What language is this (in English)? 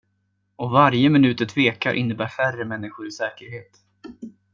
Swedish